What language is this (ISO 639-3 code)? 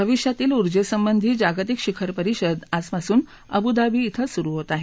mar